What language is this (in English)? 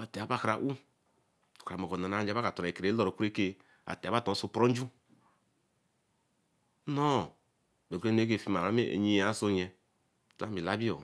Eleme